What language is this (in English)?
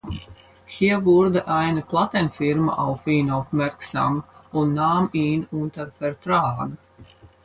German